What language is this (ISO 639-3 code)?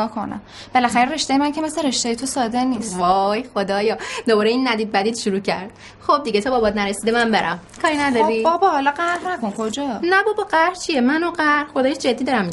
fas